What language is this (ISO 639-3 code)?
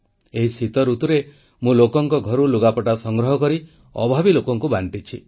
ori